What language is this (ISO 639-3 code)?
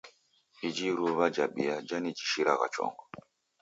dav